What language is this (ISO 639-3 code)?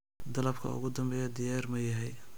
som